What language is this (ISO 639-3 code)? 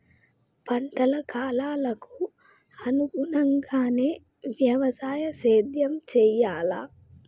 tel